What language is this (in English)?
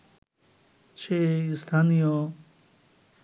Bangla